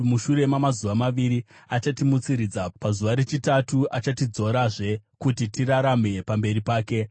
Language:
Shona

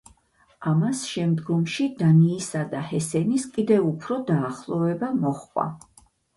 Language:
Georgian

